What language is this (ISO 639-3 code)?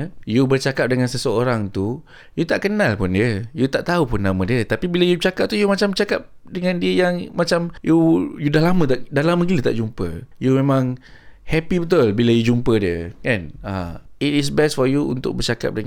msa